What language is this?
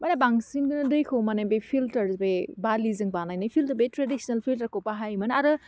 Bodo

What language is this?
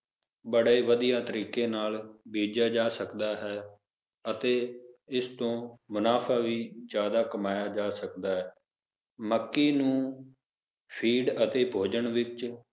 Punjabi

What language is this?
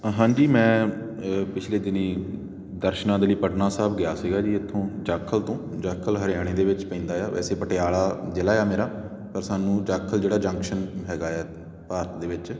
Punjabi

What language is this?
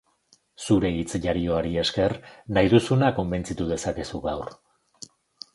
Basque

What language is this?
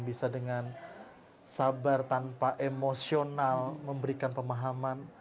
Indonesian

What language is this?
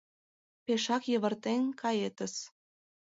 Mari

